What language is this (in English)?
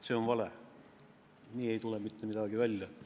Estonian